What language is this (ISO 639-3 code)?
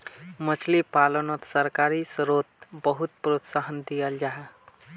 mag